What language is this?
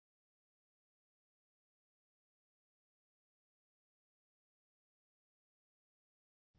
Marathi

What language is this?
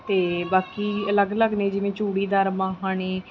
Punjabi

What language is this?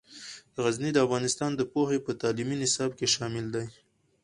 Pashto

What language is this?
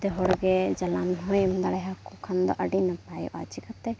Santali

